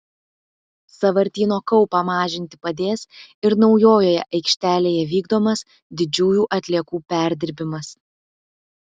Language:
Lithuanian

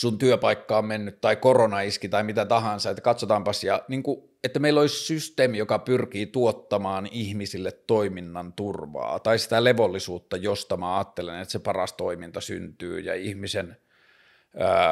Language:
Finnish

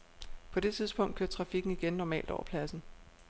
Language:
Danish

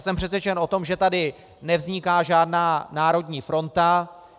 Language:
Czech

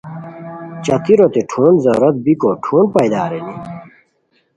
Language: Khowar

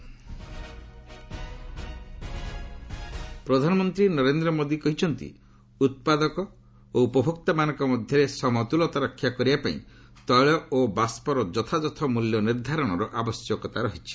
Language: Odia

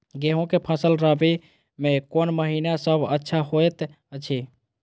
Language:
Maithili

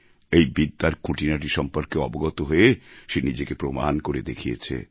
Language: Bangla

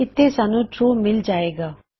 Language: Punjabi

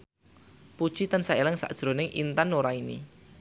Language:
Javanese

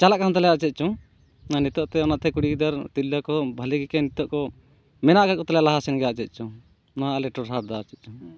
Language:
Santali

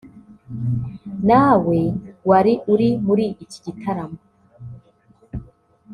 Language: Kinyarwanda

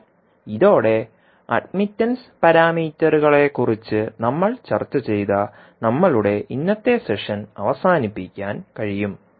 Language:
Malayalam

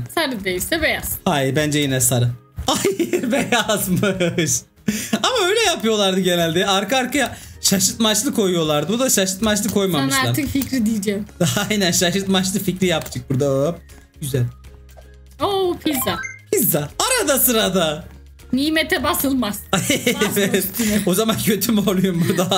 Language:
Turkish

